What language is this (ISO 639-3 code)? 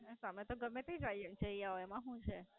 guj